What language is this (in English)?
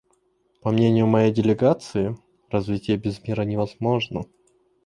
Russian